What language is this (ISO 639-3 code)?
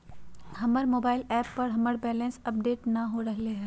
mag